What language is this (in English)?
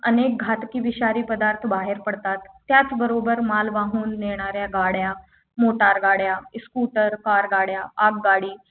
Marathi